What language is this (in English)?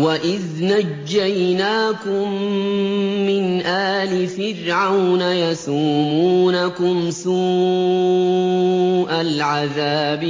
Arabic